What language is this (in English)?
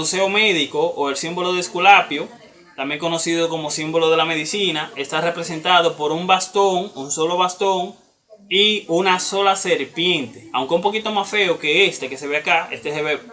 Spanish